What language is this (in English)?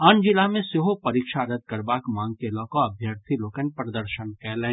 Maithili